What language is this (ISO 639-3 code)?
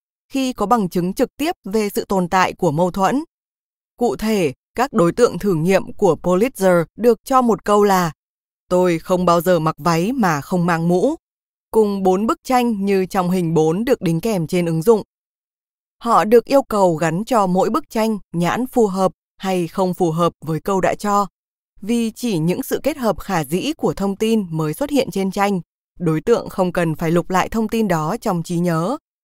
vie